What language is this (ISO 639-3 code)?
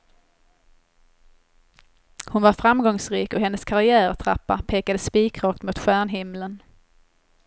swe